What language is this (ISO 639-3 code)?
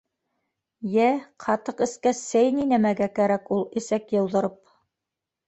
bak